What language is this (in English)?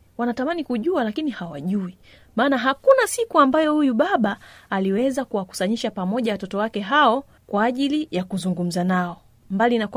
Swahili